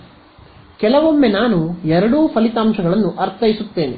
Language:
Kannada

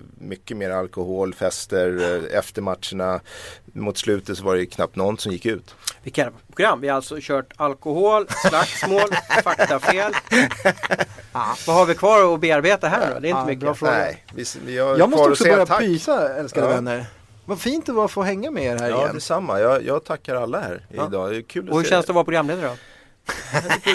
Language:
Swedish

